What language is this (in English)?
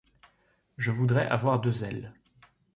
French